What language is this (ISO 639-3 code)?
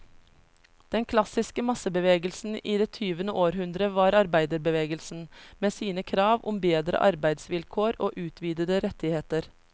nor